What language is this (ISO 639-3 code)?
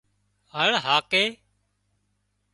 kxp